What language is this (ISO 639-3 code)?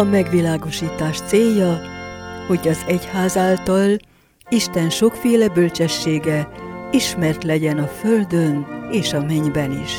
hun